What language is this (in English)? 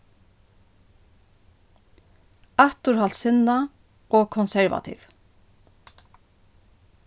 Faroese